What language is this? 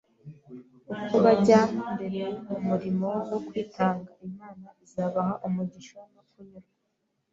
Kinyarwanda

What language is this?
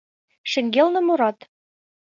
Mari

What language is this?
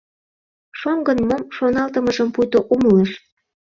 Mari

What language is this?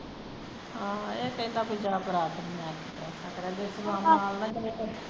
Punjabi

